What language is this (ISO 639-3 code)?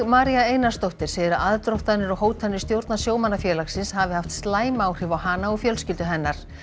isl